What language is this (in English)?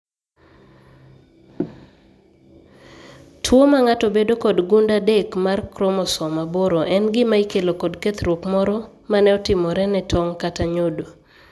Luo (Kenya and Tanzania)